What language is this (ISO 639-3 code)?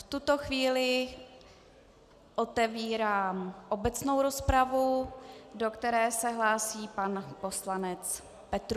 ces